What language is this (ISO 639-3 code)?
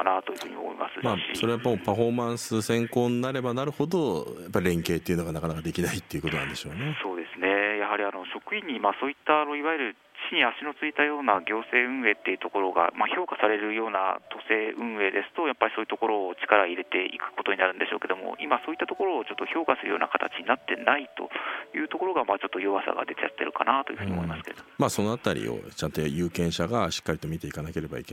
jpn